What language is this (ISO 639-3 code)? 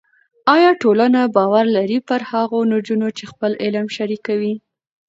pus